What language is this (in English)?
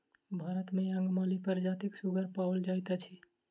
Maithili